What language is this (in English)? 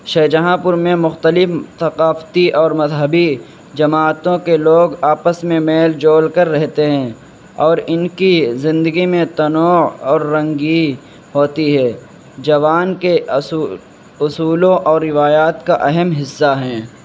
Urdu